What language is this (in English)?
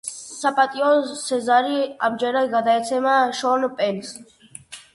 Georgian